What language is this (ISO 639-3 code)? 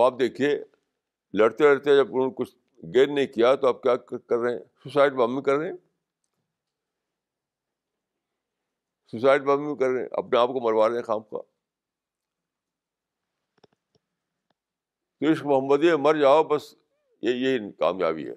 urd